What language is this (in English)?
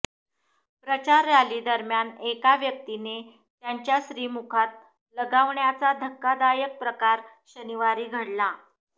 Marathi